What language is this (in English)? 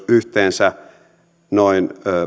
Finnish